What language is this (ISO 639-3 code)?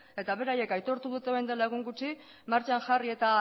eus